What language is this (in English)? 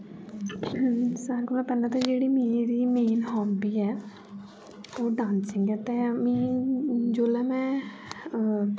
Dogri